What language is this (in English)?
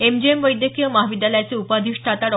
Marathi